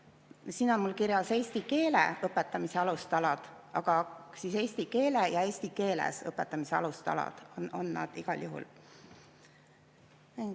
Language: Estonian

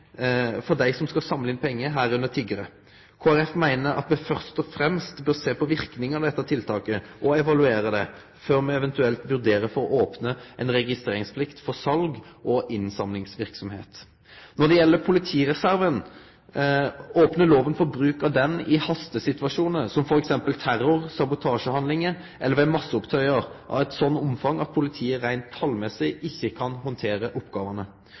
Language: Norwegian Nynorsk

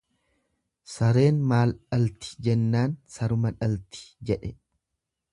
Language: Oromo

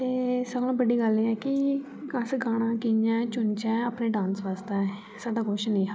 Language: Dogri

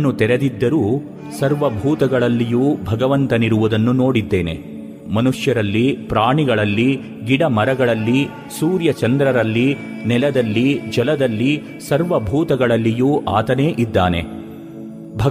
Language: Kannada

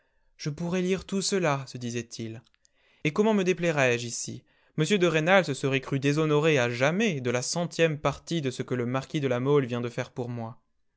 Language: French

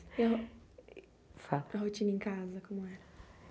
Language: Portuguese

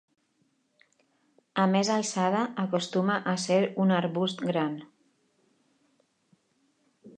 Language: Catalan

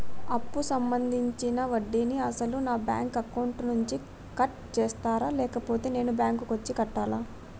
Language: Telugu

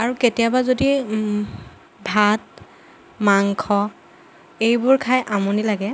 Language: Assamese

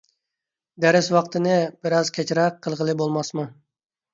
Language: Uyghur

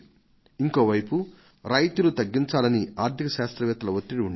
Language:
Telugu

